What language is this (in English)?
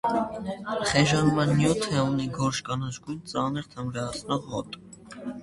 Armenian